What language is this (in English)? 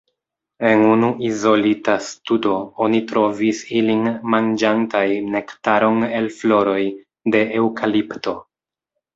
Esperanto